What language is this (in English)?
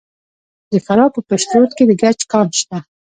Pashto